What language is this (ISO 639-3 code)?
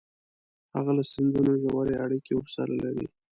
pus